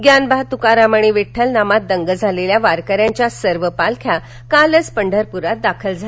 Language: Marathi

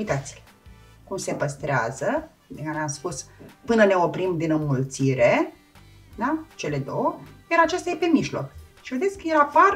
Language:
Romanian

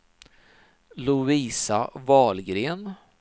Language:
Swedish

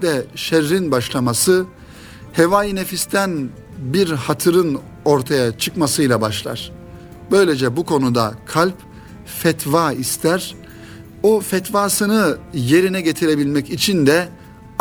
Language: Turkish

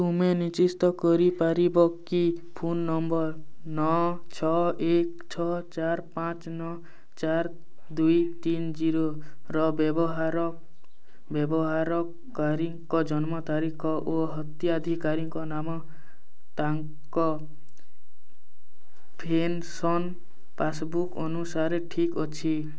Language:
Odia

